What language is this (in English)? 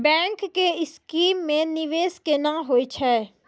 Maithili